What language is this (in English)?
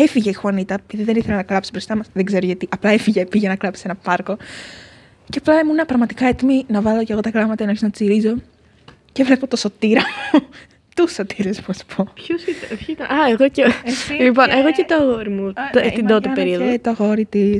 Greek